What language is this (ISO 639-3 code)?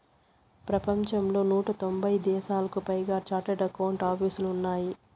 tel